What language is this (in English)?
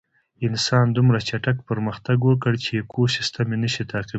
Pashto